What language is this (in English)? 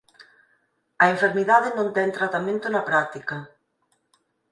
Galician